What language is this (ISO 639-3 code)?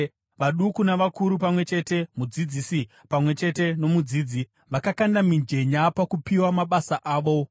sna